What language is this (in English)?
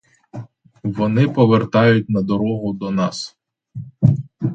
Ukrainian